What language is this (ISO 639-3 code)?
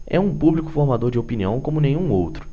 por